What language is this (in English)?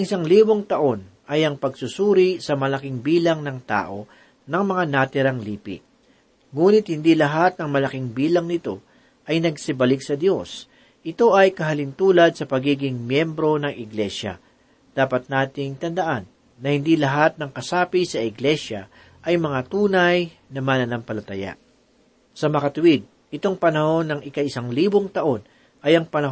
Filipino